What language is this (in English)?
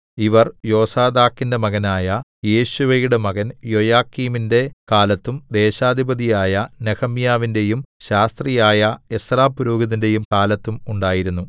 Malayalam